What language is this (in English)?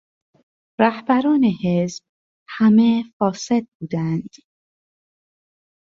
Persian